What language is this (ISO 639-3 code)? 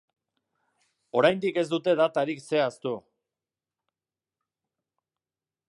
eus